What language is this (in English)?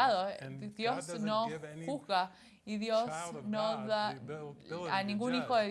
Spanish